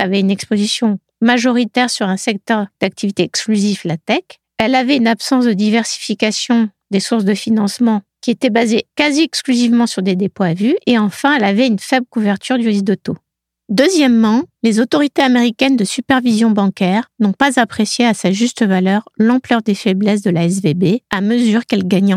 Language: French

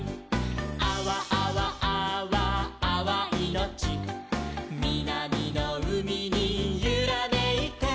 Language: Japanese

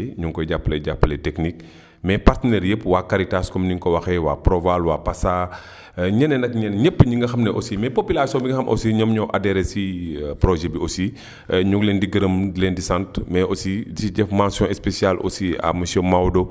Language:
Wolof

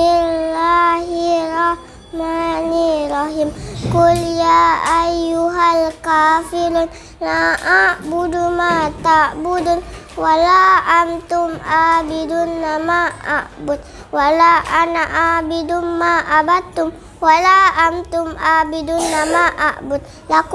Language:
Malay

